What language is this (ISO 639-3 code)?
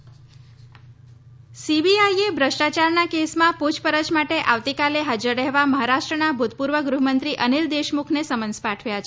guj